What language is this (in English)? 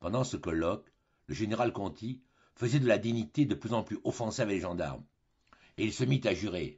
French